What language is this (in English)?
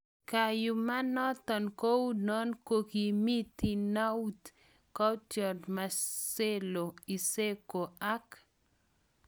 Kalenjin